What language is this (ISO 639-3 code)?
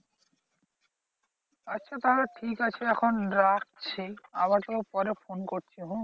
ben